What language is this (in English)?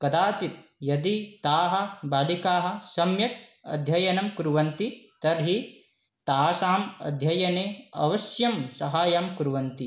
Sanskrit